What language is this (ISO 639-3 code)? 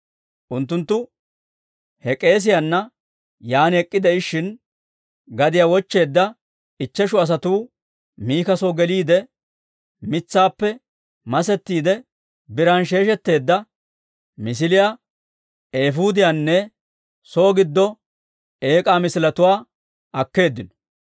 dwr